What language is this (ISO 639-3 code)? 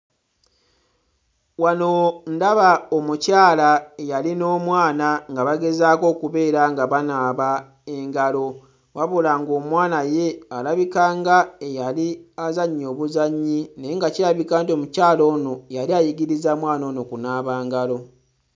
lug